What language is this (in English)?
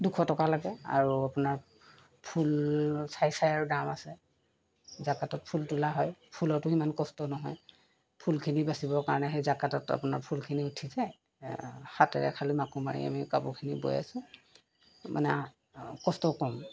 Assamese